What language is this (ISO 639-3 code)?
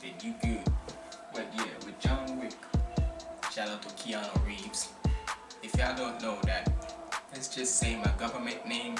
eng